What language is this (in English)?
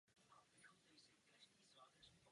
Czech